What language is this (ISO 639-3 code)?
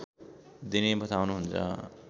nep